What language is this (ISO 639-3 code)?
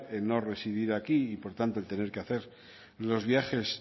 spa